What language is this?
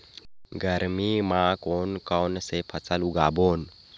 Chhattisgarhi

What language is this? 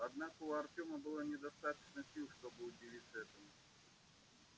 Russian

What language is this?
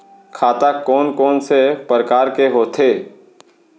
Chhattisgarhi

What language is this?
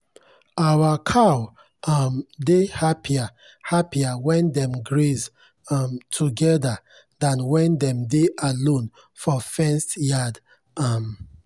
Nigerian Pidgin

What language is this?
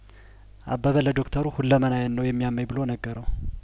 Amharic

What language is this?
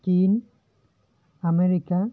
Santali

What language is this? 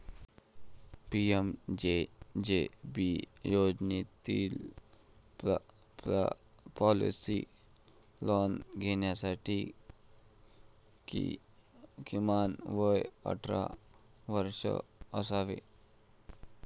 Marathi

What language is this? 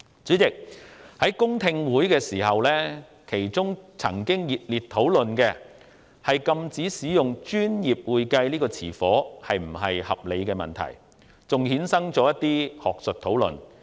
Cantonese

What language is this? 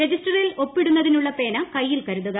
Malayalam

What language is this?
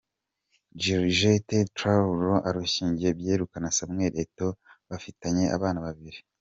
Kinyarwanda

